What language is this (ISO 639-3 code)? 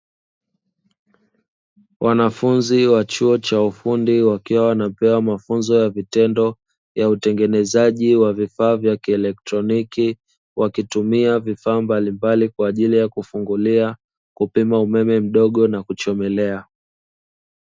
swa